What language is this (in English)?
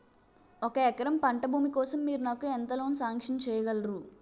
Telugu